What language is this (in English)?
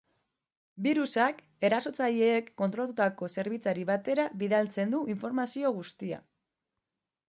Basque